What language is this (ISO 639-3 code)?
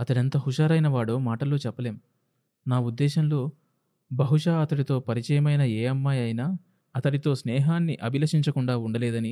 tel